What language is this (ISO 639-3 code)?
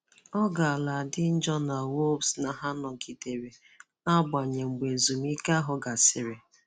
ibo